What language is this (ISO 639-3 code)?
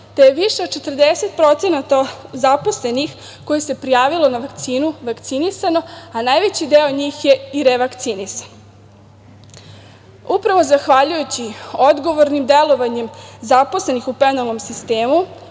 srp